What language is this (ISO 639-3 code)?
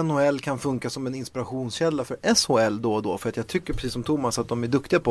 swe